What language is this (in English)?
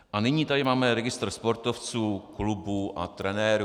Czech